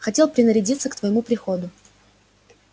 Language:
Russian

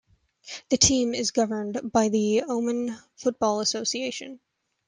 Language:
English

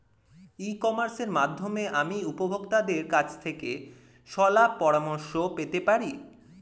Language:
Bangla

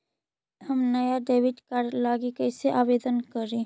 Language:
Magahi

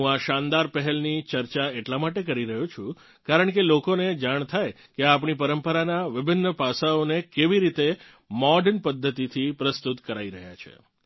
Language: Gujarati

